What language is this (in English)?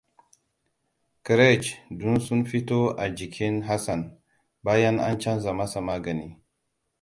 Hausa